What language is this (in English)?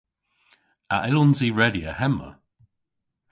Cornish